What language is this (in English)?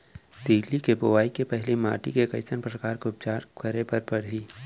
Chhattisgarhi